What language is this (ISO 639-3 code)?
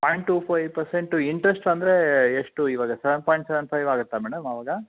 kan